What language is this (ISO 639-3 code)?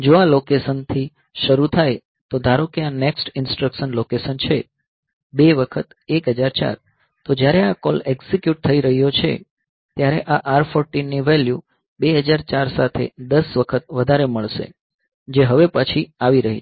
guj